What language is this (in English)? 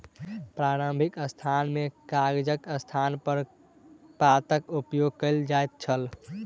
Maithili